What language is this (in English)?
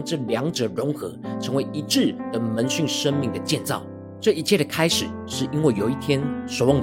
Chinese